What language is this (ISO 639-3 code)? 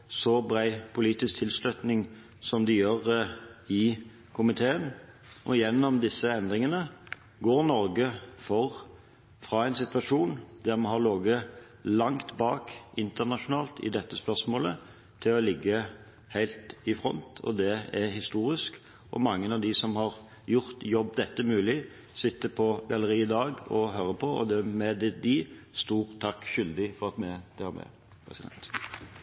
nob